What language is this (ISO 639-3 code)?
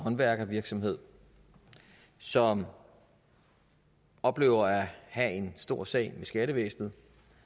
dan